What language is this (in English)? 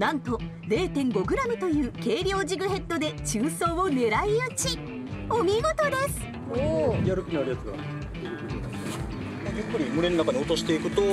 Japanese